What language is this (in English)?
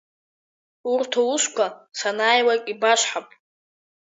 Abkhazian